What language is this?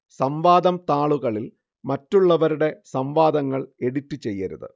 Malayalam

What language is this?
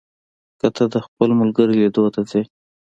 Pashto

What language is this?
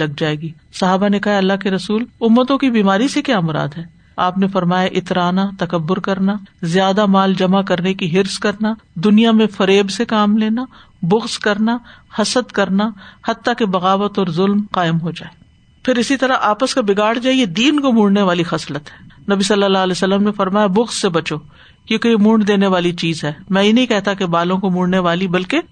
Urdu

